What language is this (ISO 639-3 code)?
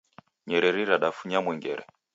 dav